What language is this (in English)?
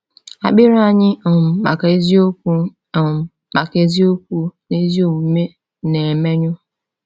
Igbo